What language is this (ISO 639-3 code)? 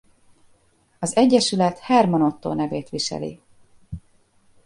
hun